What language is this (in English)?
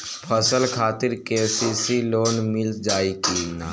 Bhojpuri